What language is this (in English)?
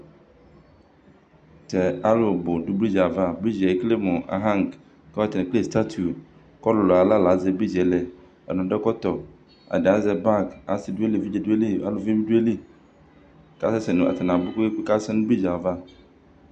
Ikposo